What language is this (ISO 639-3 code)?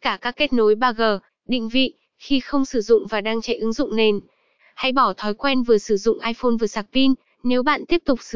vie